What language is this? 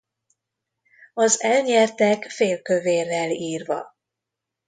Hungarian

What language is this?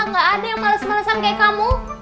Indonesian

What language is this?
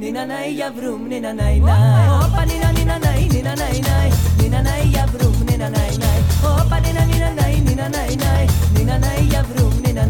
Greek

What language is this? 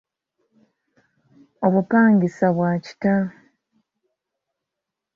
Ganda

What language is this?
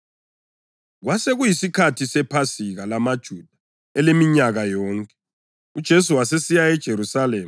North Ndebele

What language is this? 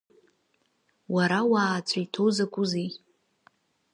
Abkhazian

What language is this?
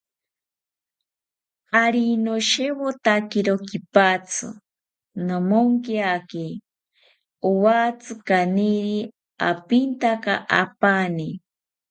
South Ucayali Ashéninka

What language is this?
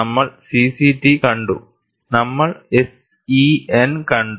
Malayalam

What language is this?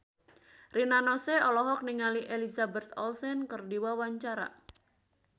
Sundanese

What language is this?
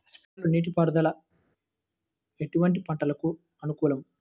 Telugu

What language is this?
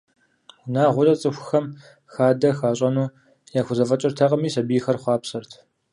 Kabardian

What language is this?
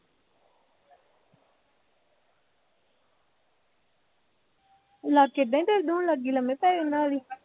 Punjabi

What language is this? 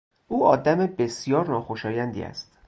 Persian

